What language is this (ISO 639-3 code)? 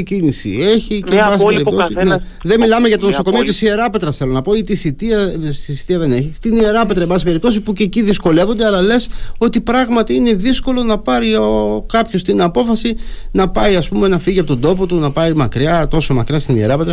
ell